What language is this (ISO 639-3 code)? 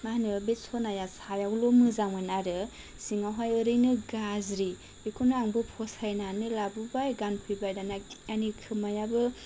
brx